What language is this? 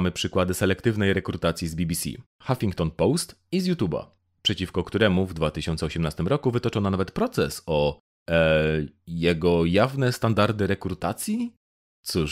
Polish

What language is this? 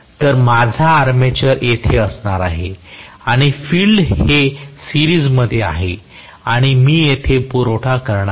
Marathi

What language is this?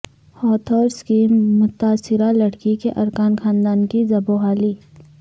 Urdu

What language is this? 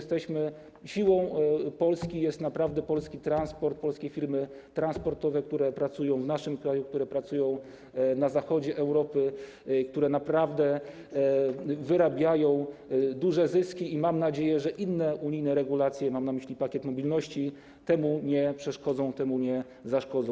Polish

